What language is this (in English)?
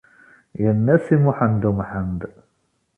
Kabyle